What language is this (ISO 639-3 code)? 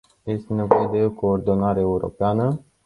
ron